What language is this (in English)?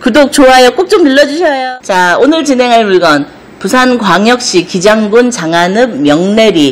Korean